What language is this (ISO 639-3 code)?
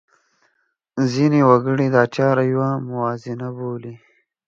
pus